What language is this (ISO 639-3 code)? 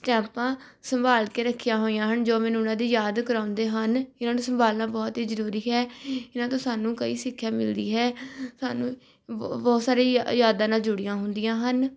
pan